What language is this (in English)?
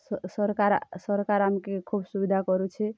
Odia